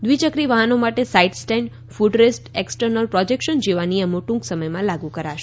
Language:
Gujarati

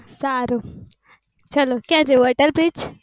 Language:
Gujarati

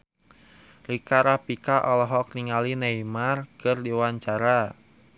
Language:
Sundanese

